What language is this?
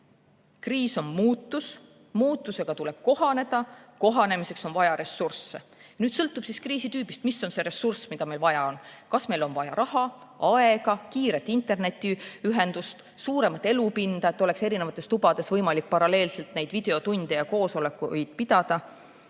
Estonian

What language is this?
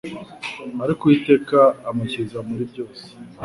Kinyarwanda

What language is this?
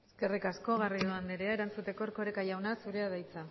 Basque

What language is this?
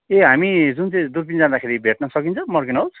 Nepali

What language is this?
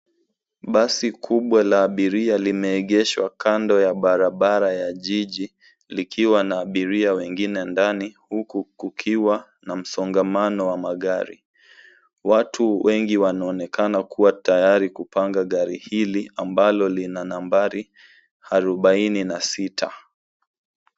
Swahili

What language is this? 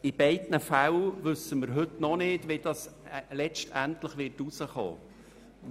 Swiss German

